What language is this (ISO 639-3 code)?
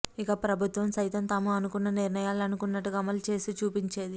tel